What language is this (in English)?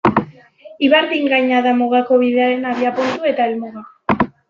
Basque